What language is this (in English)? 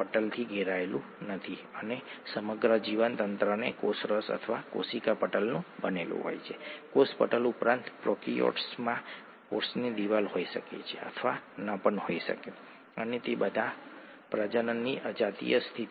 Gujarati